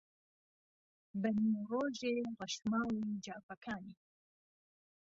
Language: Central Kurdish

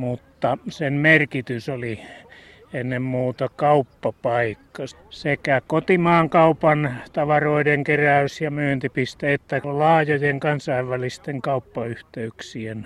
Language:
Finnish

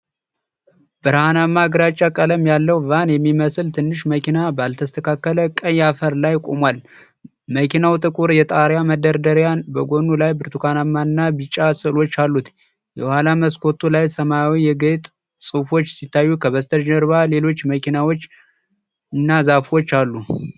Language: Amharic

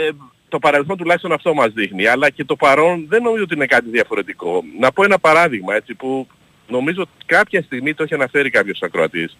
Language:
Greek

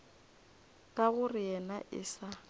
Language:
Northern Sotho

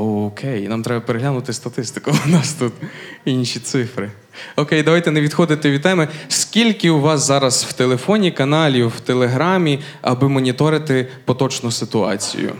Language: Ukrainian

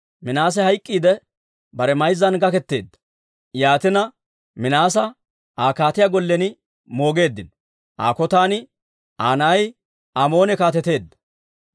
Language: Dawro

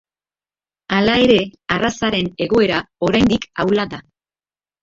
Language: Basque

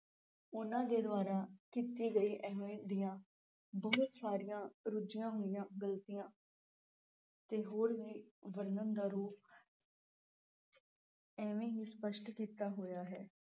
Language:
Punjabi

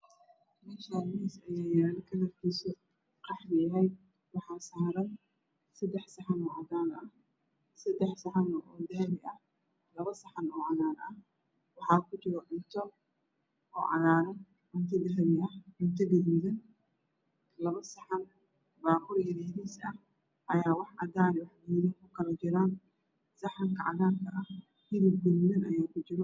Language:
Somali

